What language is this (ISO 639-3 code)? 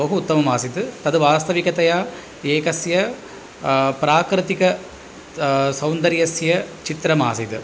san